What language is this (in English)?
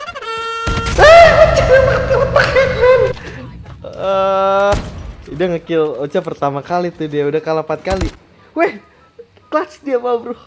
Indonesian